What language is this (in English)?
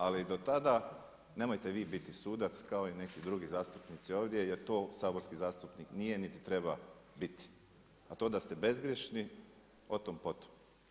Croatian